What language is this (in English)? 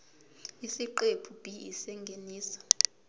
Zulu